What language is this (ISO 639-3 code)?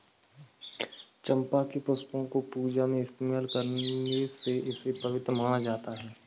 hin